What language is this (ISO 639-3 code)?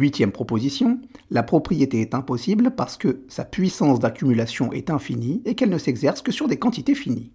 fra